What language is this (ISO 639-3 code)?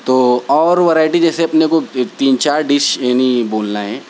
urd